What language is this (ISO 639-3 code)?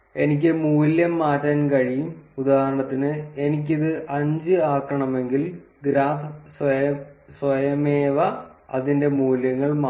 mal